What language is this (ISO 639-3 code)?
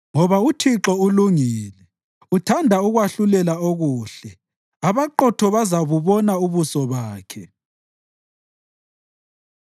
nde